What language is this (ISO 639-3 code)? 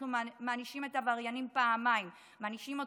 heb